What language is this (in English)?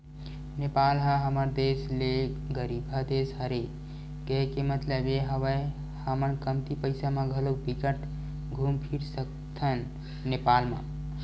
Chhattisgarhi